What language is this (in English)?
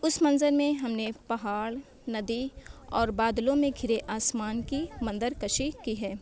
Urdu